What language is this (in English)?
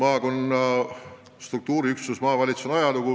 Estonian